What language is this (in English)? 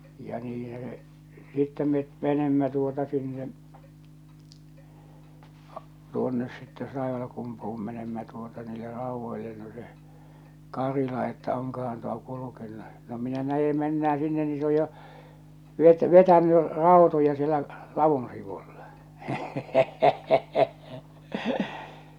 Finnish